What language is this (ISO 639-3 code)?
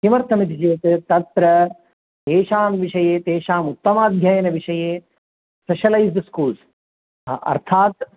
san